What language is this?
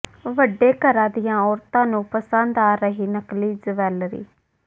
Punjabi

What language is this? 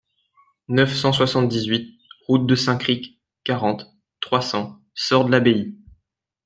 French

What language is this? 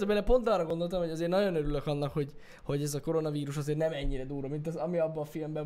Hungarian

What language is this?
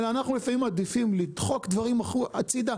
Hebrew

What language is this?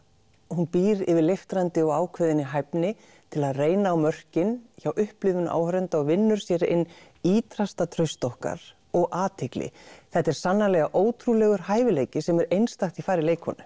Icelandic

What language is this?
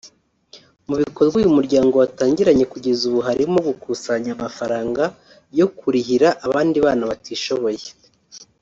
Kinyarwanda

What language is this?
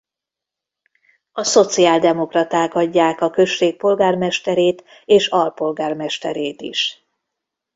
Hungarian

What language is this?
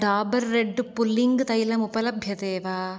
Sanskrit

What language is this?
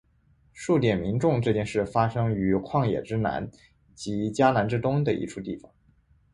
Chinese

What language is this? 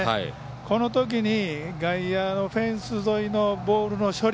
Japanese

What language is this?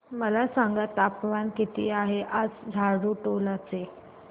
Marathi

